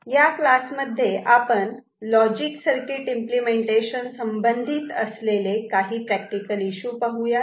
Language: Marathi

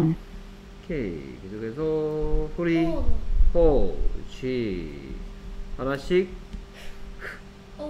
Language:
Korean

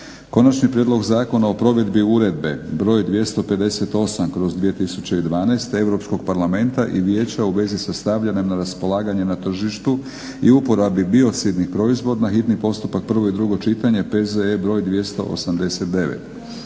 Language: Croatian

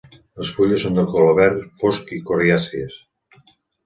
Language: Catalan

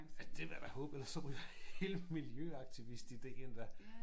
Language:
Danish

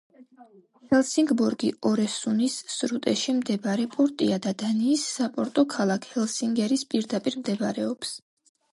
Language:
Georgian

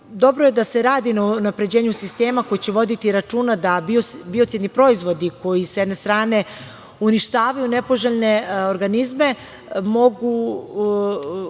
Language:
Serbian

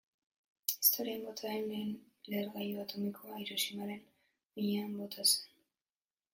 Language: Basque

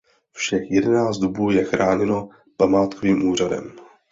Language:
Czech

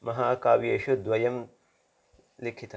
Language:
Sanskrit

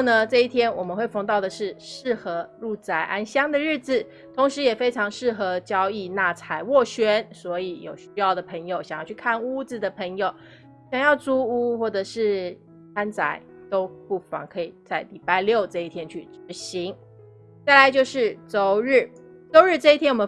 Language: Chinese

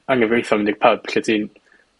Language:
Welsh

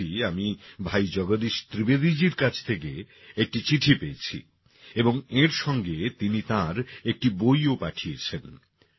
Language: Bangla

